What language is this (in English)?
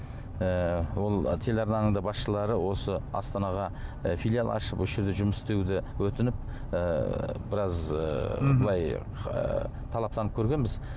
Kazakh